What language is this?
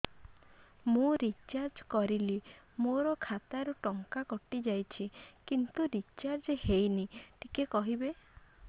Odia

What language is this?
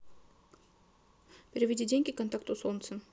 Russian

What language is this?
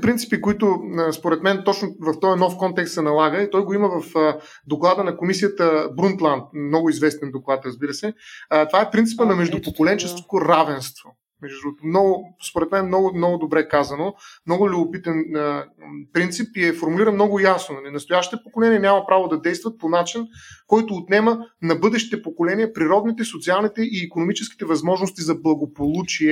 Bulgarian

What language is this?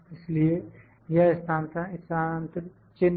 Hindi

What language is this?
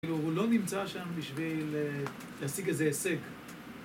Hebrew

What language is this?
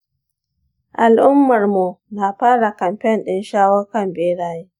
Hausa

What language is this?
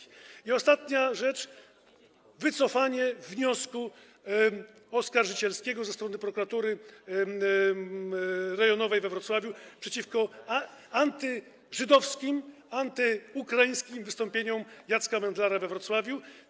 Polish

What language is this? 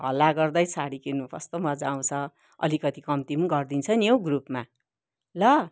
Nepali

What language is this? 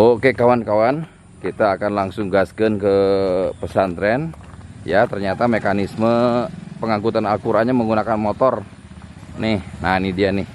Indonesian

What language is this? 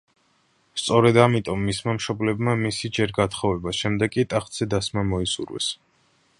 Georgian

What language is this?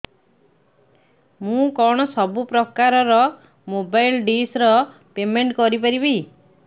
Odia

